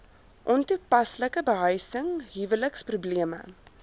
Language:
Afrikaans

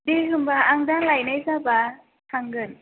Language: Bodo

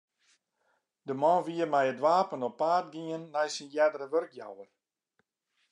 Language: Western Frisian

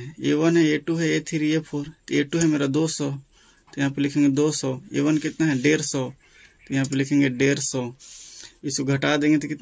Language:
Hindi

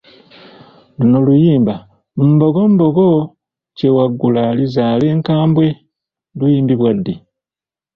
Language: Ganda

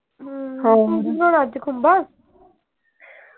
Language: Punjabi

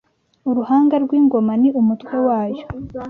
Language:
Kinyarwanda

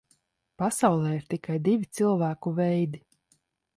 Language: Latvian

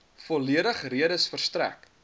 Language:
Afrikaans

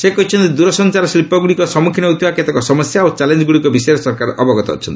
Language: Odia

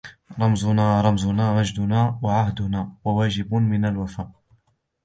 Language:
Arabic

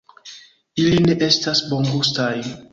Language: Esperanto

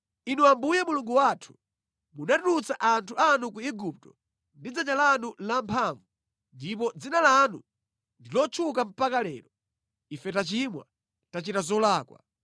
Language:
Nyanja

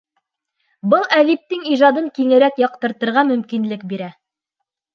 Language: Bashkir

